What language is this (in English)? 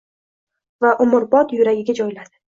Uzbek